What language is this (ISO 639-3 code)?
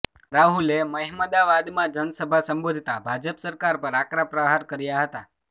guj